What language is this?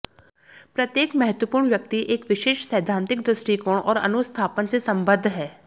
Hindi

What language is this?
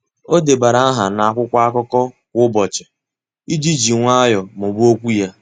Igbo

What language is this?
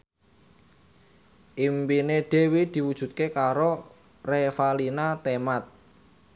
Javanese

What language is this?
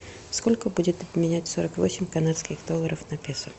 Russian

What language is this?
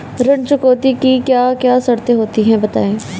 Hindi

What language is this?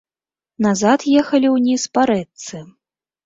Belarusian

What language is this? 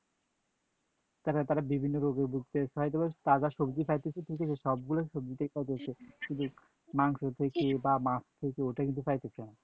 Bangla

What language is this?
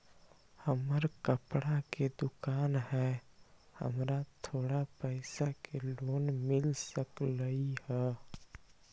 Magahi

